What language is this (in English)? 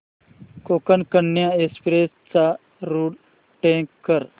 Marathi